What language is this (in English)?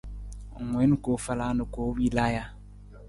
Nawdm